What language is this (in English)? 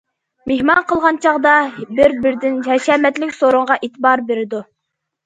Uyghur